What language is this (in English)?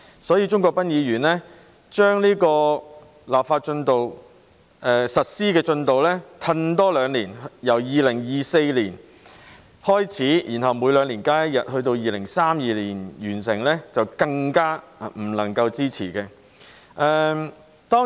Cantonese